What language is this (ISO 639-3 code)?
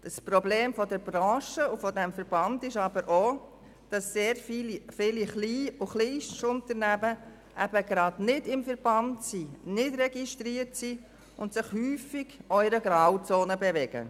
gsw